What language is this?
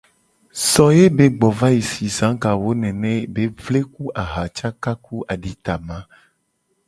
Gen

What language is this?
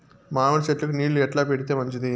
Telugu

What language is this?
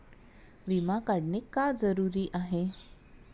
Marathi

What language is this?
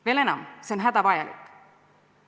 Estonian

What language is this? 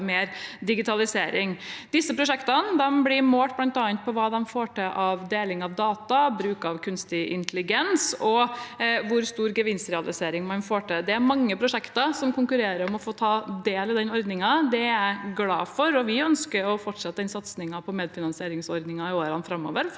Norwegian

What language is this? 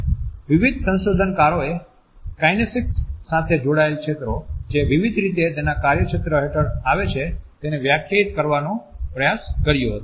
Gujarati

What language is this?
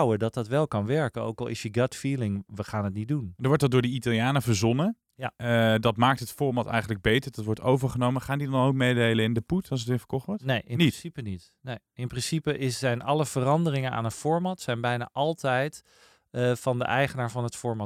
Dutch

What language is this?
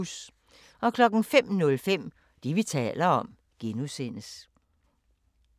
Danish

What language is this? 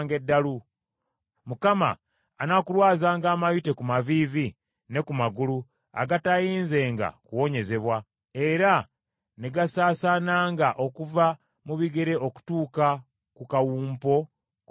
Ganda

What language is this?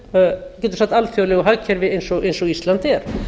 Icelandic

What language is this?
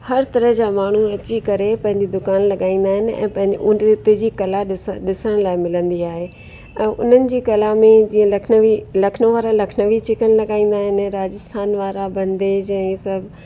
Sindhi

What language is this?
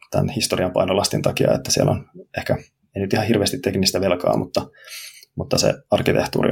Finnish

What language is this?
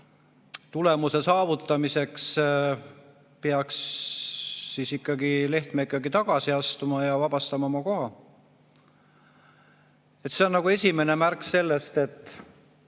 Estonian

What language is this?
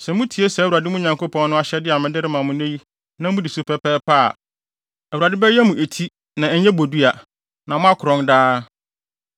Akan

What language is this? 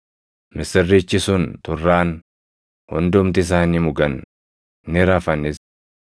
Oromo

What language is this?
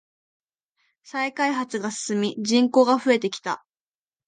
Japanese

